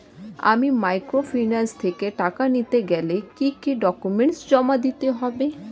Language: Bangla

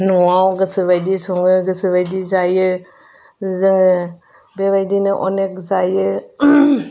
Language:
Bodo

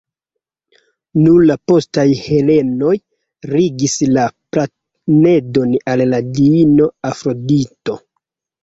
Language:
Esperanto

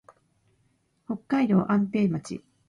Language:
Japanese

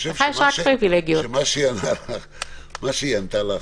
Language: Hebrew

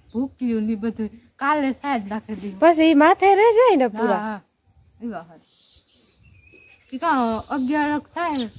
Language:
Gujarati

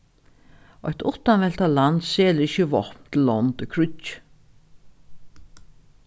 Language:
Faroese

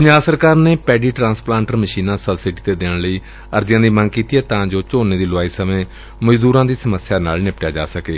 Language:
Punjabi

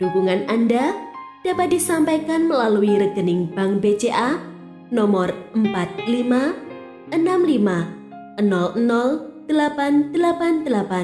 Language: Indonesian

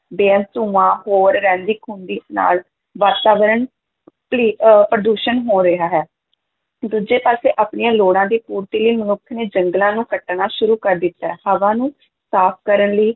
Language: Punjabi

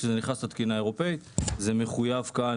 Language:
Hebrew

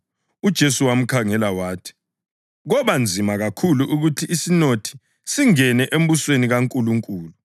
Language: North Ndebele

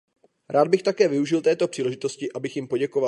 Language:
Czech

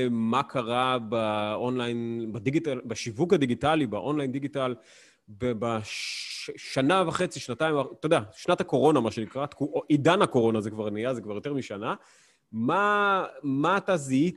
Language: Hebrew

